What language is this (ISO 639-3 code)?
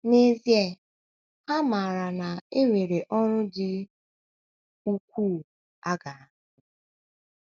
ibo